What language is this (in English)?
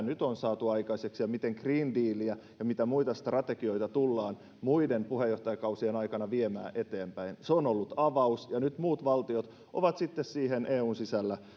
Finnish